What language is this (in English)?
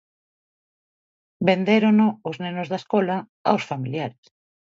Galician